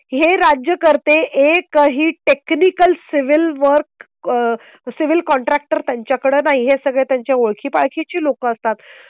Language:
Marathi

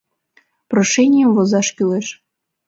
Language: Mari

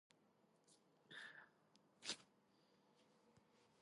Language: Georgian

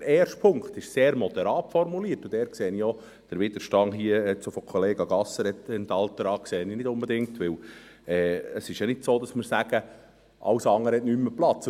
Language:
Swiss German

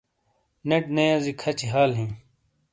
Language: Shina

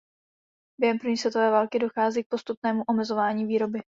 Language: Czech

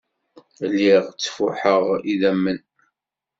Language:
Kabyle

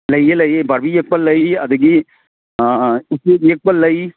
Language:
Manipuri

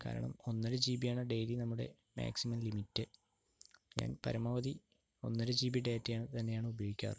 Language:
Malayalam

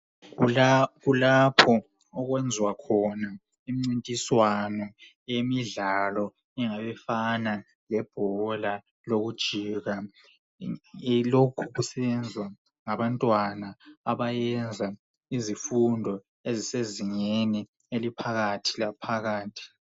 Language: North Ndebele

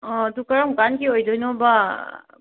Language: Manipuri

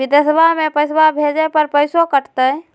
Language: Magahi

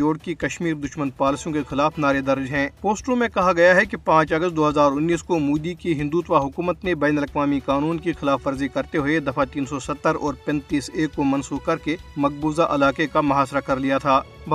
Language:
Urdu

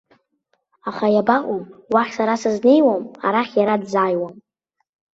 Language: Abkhazian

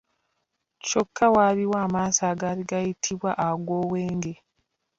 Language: Ganda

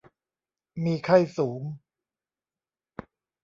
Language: Thai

